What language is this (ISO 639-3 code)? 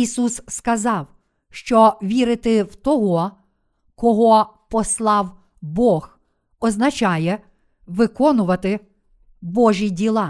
ukr